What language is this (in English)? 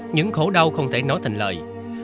Vietnamese